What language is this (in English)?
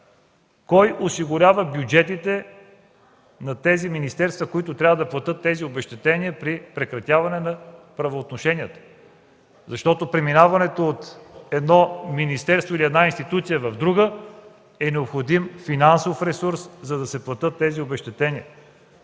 Bulgarian